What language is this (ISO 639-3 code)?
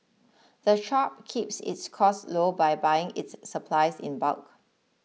eng